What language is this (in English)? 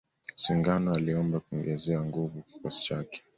Swahili